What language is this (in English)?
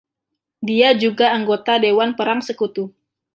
Indonesian